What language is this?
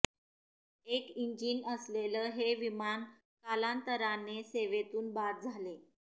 Marathi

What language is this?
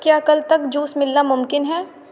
Urdu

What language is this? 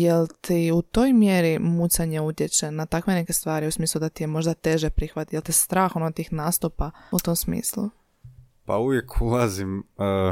Croatian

